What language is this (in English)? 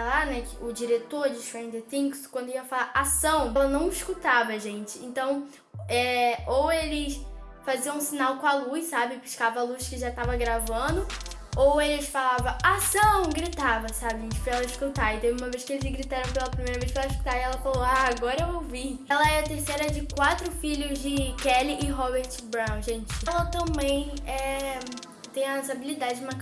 Portuguese